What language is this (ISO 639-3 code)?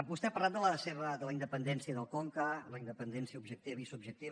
cat